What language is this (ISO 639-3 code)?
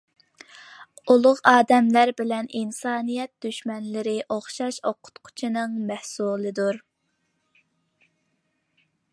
uig